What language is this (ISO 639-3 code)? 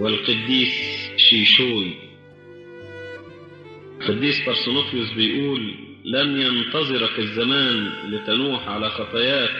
ara